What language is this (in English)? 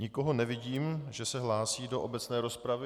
Czech